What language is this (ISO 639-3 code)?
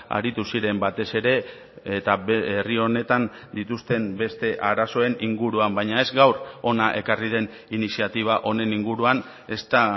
eus